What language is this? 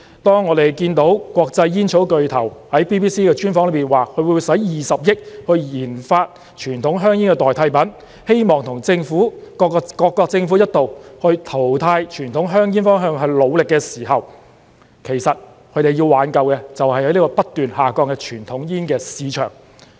Cantonese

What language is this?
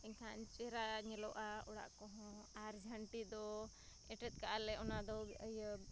Santali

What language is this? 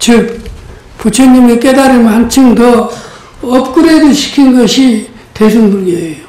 Korean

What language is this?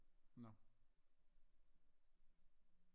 Danish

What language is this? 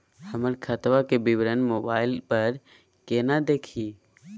Magahi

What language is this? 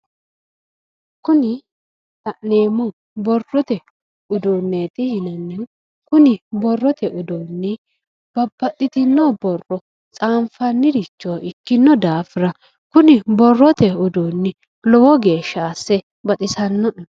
Sidamo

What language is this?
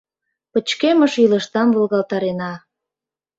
Mari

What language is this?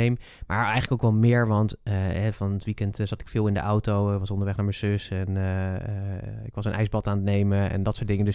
Dutch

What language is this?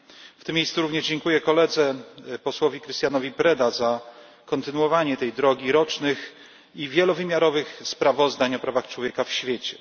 Polish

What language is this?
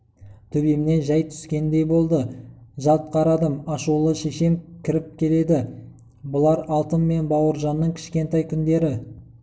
Kazakh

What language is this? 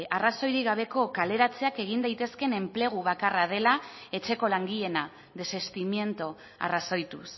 Basque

